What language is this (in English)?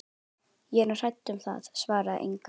Icelandic